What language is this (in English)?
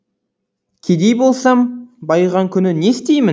Kazakh